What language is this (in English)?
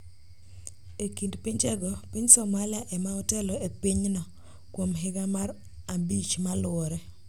Luo (Kenya and Tanzania)